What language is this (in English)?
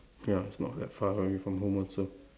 English